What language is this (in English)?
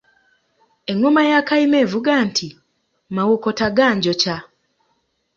Ganda